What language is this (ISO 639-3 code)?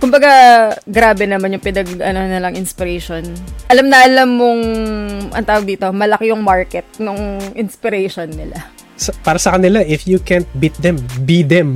fil